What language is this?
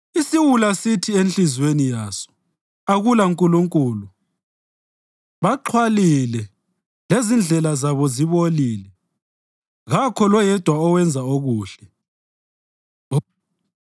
North Ndebele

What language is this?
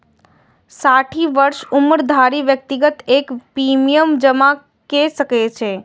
Maithili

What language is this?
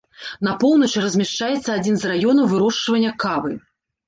Belarusian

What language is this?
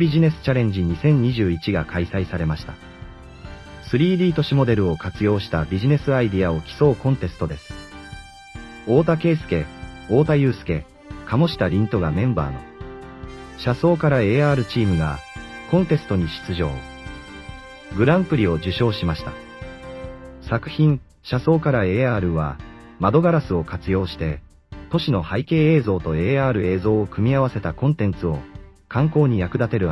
Japanese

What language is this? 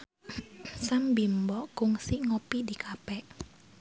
Sundanese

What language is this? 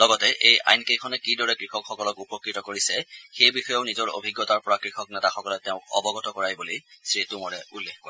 Assamese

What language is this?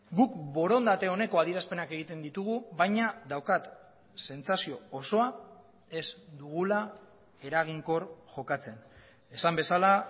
Basque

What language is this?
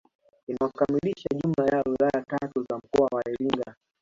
Swahili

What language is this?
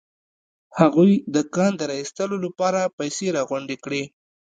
Pashto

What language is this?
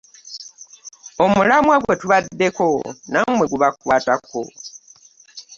Ganda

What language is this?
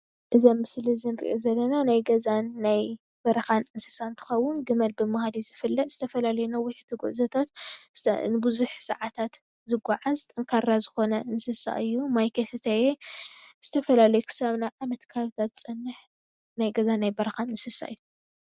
Tigrinya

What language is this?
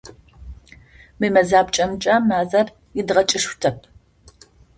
Adyghe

